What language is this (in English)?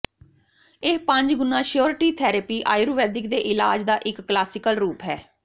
Punjabi